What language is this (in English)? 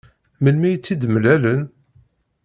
Kabyle